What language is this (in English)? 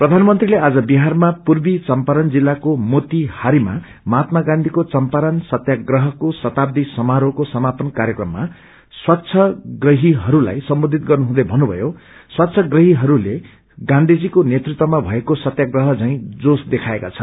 Nepali